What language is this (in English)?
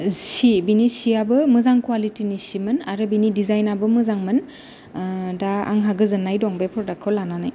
Bodo